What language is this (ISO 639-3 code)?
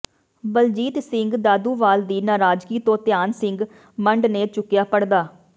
pan